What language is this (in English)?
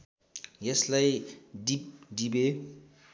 Nepali